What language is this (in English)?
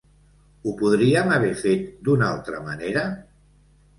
Catalan